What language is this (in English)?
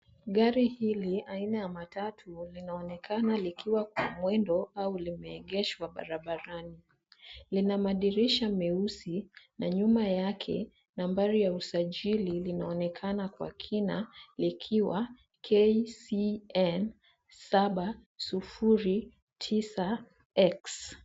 Swahili